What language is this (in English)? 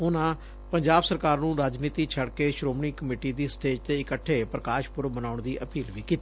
Punjabi